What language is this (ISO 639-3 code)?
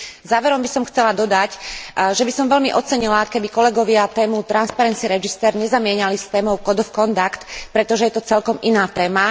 slk